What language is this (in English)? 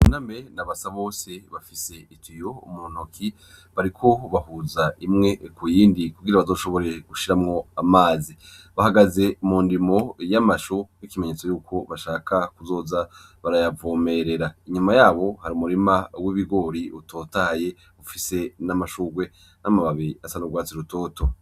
Rundi